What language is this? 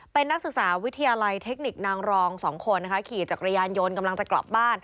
Thai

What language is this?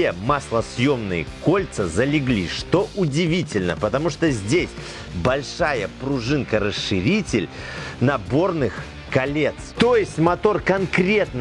Russian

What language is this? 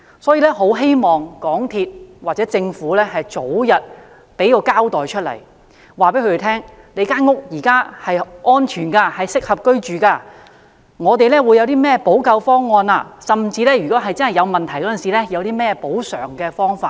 Cantonese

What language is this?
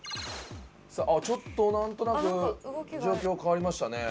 Japanese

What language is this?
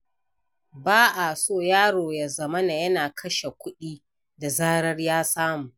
Hausa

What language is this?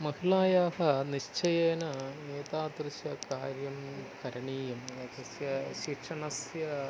Sanskrit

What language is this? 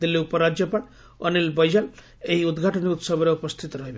Odia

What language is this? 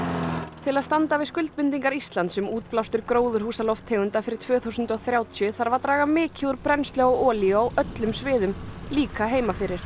Icelandic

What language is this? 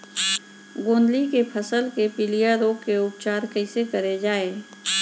Chhattisgarhi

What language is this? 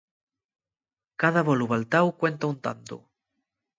Asturian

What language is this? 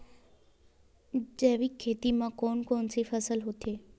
Chhattisgarhi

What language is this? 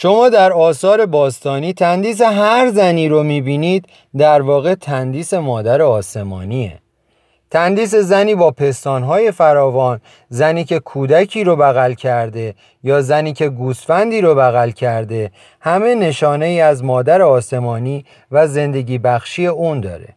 Persian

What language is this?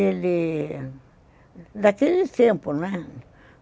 Portuguese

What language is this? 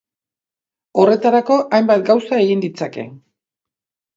Basque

